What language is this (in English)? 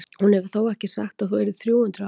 Icelandic